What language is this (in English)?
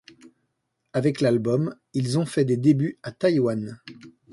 French